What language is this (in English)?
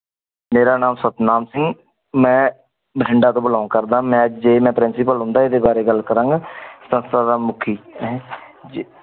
Punjabi